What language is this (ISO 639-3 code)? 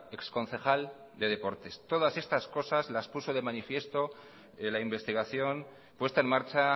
spa